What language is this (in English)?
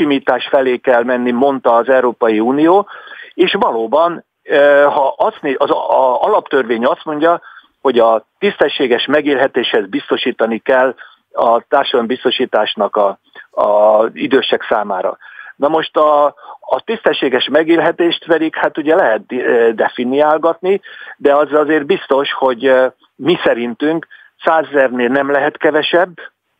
Hungarian